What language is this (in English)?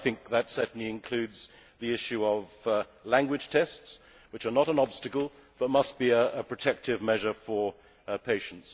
English